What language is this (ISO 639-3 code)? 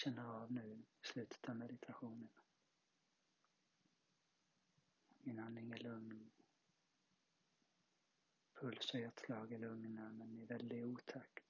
swe